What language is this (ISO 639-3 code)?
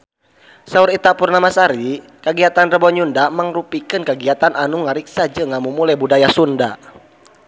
sun